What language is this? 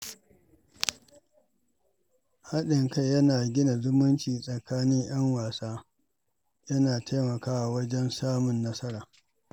Hausa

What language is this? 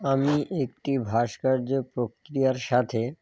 Bangla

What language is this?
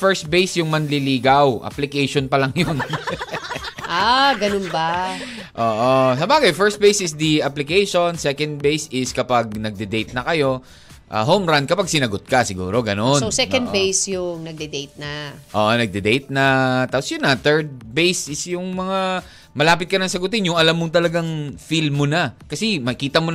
Filipino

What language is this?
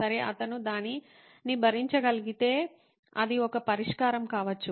Telugu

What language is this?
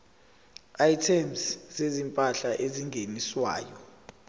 Zulu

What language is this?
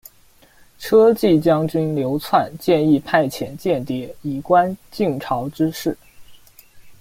Chinese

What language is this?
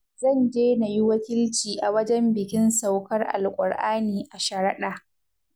Hausa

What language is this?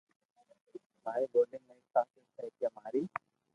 Loarki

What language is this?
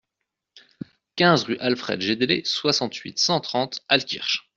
French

